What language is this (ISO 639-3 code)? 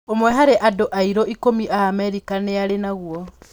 kik